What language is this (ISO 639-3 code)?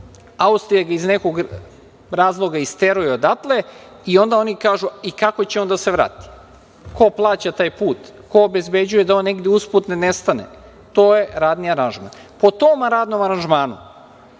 srp